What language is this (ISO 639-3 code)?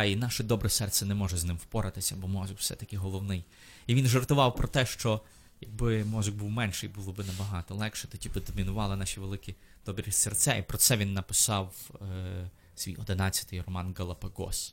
ukr